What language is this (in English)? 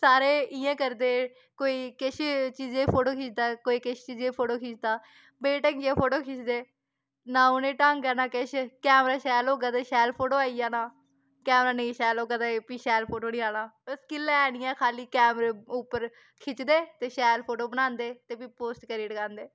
Dogri